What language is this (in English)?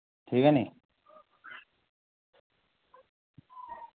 Dogri